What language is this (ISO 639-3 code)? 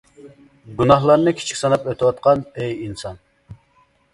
uig